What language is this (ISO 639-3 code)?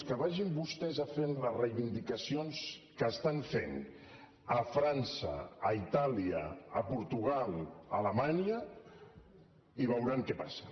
cat